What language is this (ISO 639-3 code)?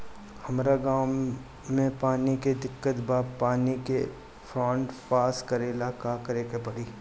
bho